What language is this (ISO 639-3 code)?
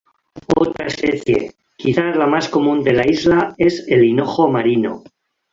spa